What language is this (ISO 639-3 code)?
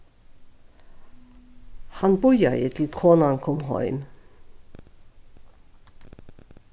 fao